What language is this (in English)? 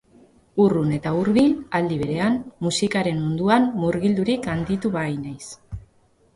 Basque